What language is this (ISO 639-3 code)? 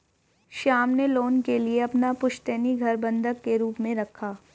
hin